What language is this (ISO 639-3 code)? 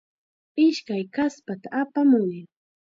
qxa